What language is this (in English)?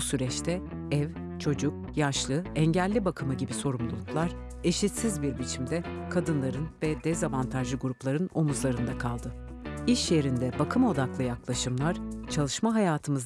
Turkish